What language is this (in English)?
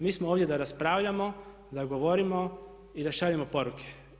Croatian